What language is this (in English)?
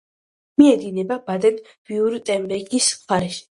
Georgian